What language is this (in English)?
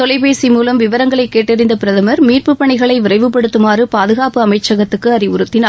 Tamil